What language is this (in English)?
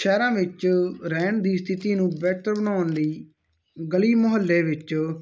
Punjabi